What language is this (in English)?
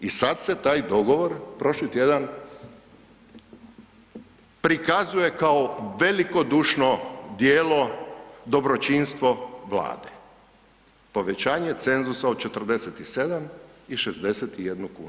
Croatian